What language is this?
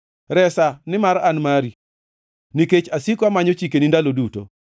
Luo (Kenya and Tanzania)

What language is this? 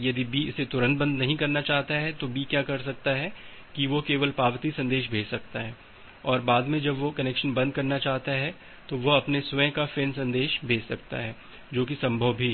Hindi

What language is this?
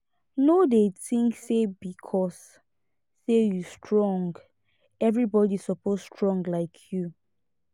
Nigerian Pidgin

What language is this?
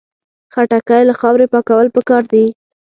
Pashto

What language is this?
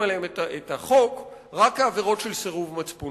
Hebrew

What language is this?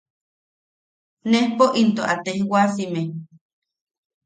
Yaqui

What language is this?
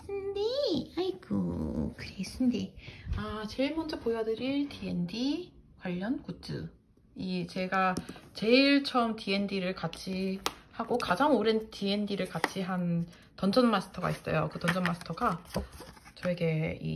Korean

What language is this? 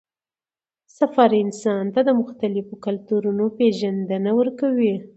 Pashto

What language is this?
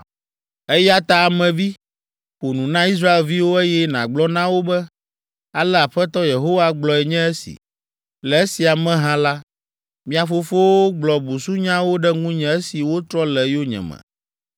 Ewe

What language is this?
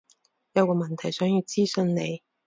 Cantonese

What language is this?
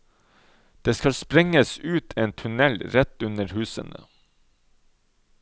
Norwegian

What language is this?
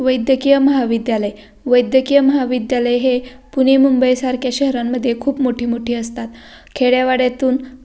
Marathi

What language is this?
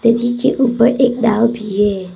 Hindi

